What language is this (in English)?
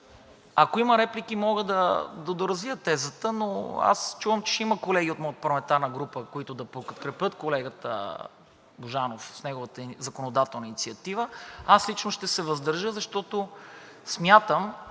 Bulgarian